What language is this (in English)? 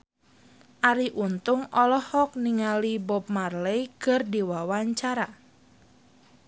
Sundanese